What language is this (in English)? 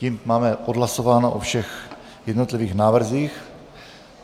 Czech